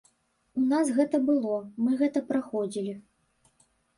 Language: Belarusian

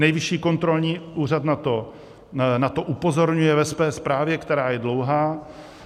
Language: Czech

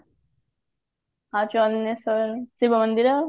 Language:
Odia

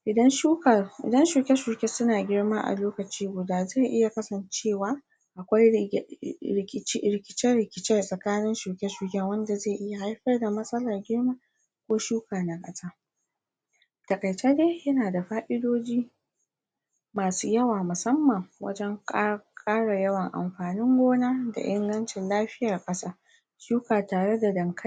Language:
Hausa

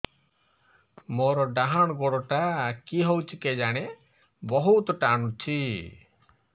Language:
Odia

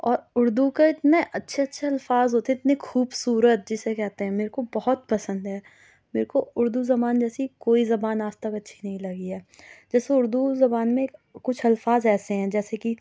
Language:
Urdu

